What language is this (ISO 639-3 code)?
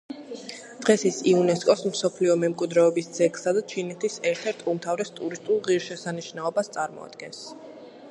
kat